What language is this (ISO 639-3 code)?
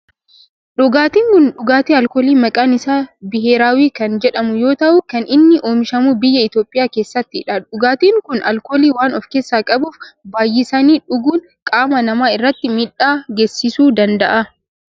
orm